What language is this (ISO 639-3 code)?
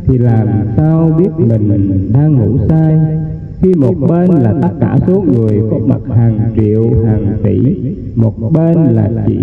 vie